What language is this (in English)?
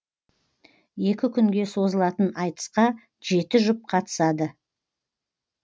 Kazakh